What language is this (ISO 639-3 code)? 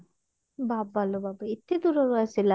ori